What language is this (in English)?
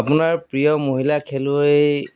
Assamese